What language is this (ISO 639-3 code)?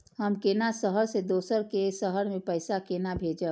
mai